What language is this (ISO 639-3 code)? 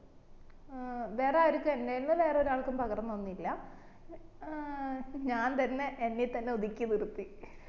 mal